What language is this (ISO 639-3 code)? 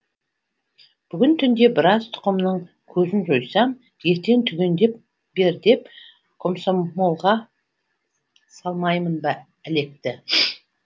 kaz